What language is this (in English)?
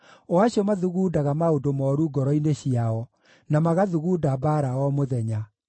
Kikuyu